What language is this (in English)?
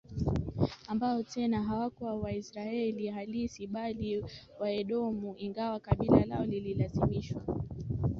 Swahili